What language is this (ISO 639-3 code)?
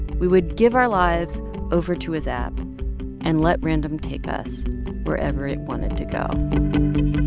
eng